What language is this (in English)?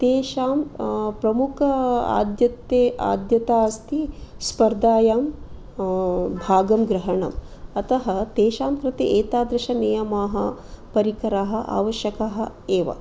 Sanskrit